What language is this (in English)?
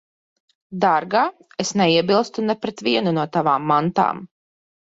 Latvian